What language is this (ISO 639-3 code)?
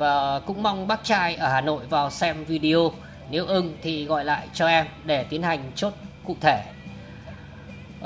vie